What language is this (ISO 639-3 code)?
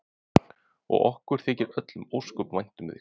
isl